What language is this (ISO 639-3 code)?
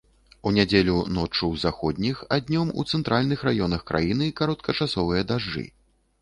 bel